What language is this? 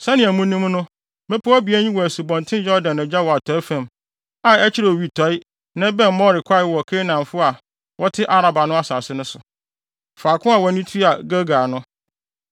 Akan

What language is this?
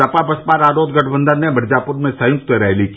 Hindi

